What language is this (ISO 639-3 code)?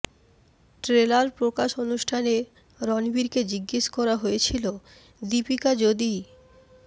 ben